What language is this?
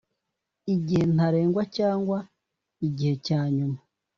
Kinyarwanda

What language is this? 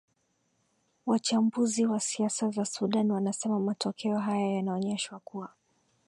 Swahili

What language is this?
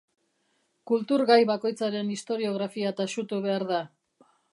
Basque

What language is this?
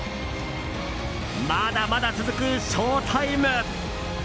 Japanese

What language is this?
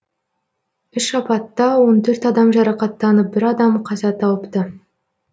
Kazakh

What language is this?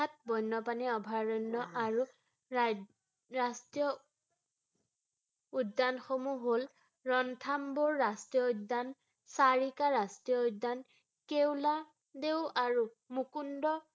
Assamese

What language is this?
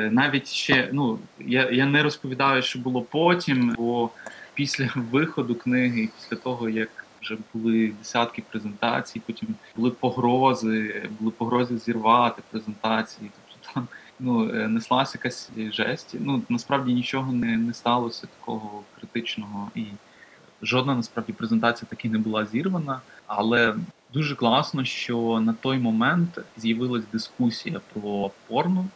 Ukrainian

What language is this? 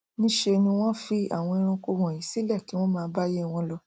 Yoruba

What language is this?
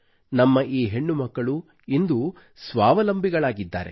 Kannada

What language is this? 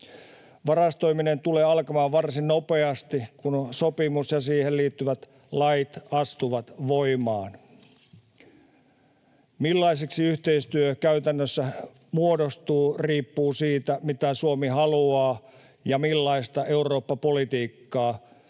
Finnish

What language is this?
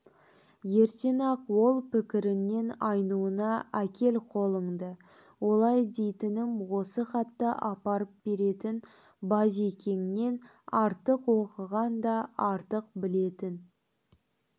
Kazakh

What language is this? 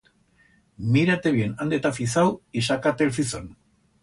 Aragonese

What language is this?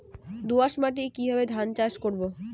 Bangla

